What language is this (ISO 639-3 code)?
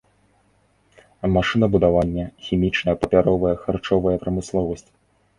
bel